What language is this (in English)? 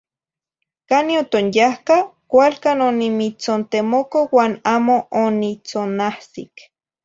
Zacatlán-Ahuacatlán-Tepetzintla Nahuatl